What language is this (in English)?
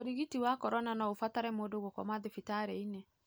Kikuyu